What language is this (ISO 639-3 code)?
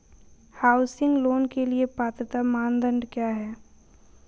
hin